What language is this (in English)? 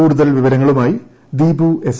Malayalam